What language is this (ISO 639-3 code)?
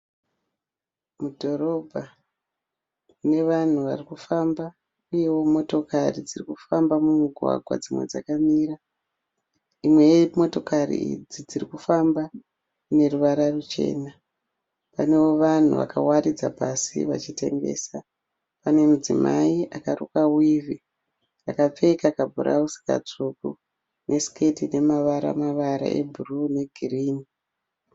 sna